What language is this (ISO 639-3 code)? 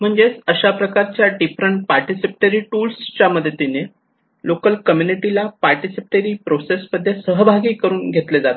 mar